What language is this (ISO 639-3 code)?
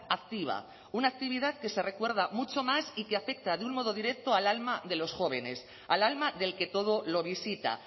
spa